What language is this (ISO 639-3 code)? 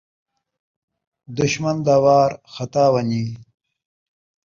skr